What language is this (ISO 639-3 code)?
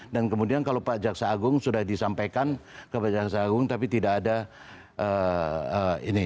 ind